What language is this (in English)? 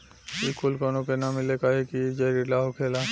Bhojpuri